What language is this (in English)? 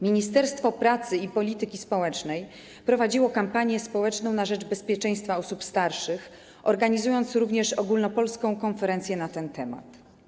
Polish